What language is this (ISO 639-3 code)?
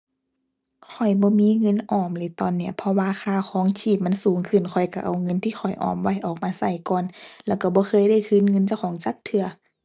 tha